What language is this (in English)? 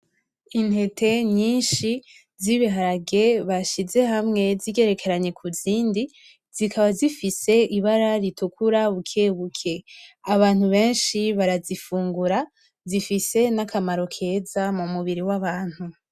Rundi